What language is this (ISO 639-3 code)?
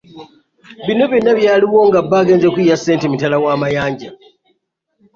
lug